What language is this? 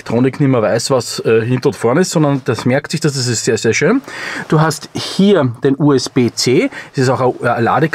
German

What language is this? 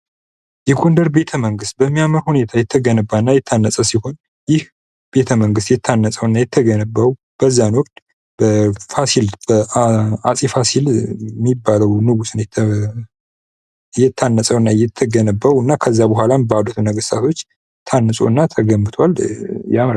Amharic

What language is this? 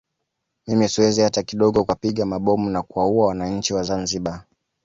Swahili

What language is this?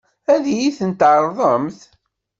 Kabyle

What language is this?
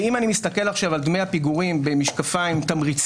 Hebrew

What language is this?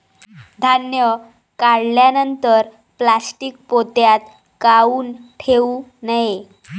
Marathi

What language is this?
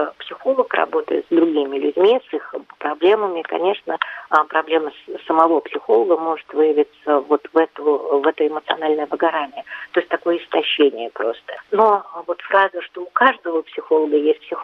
Russian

